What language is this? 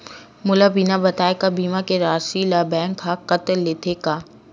Chhattisgarhi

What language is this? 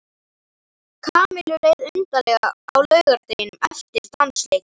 Icelandic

